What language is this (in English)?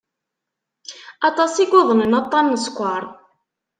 Kabyle